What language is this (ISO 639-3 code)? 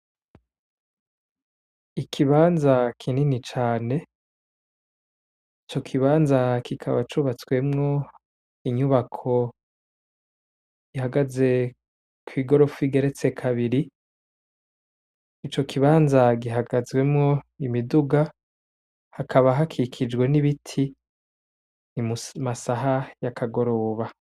run